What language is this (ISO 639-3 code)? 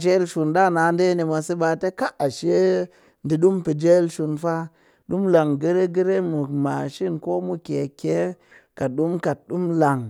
cky